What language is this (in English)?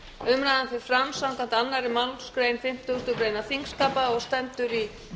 Icelandic